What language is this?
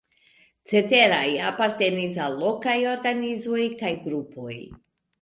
Esperanto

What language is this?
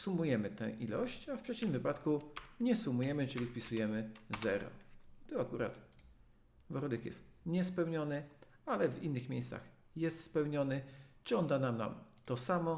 Polish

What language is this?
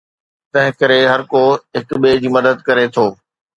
Sindhi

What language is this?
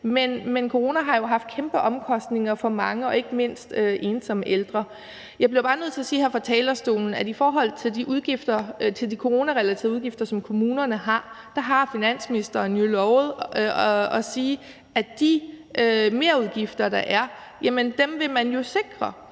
Danish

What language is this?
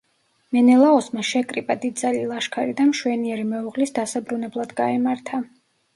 Georgian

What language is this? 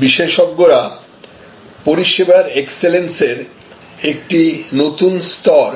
Bangla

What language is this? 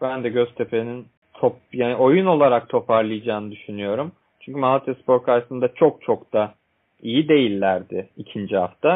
Turkish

